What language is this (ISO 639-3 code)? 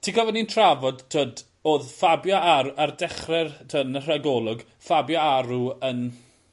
cym